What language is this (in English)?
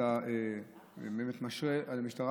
Hebrew